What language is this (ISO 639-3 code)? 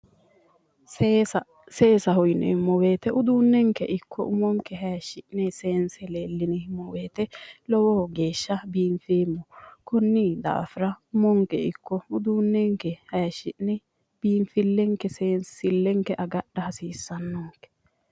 sid